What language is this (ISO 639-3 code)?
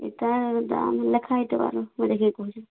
ori